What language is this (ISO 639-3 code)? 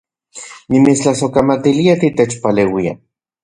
ncx